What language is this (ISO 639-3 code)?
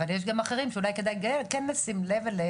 heb